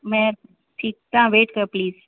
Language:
Sindhi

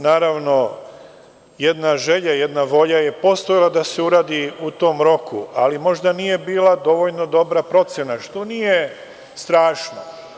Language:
Serbian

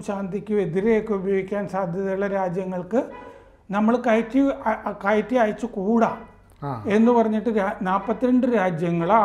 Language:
Malayalam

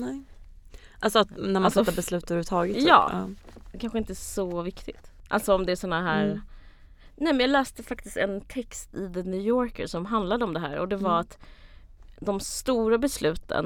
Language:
Swedish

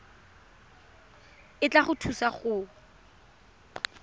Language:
Tswana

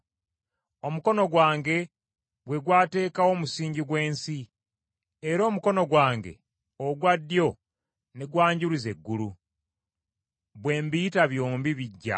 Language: Ganda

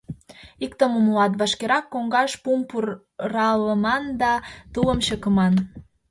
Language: Mari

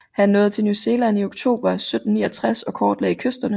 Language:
Danish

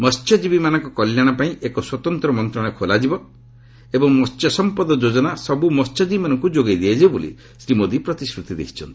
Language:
Odia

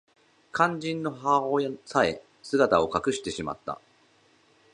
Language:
Japanese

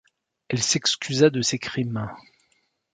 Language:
French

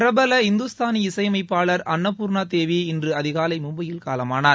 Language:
Tamil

